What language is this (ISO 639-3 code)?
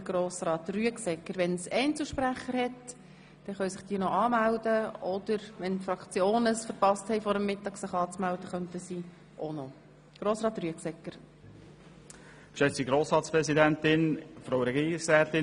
gsw